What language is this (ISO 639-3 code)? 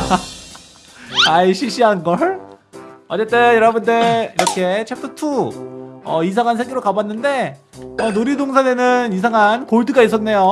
kor